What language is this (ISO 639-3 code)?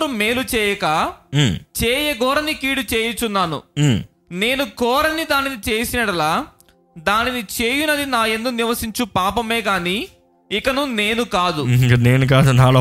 tel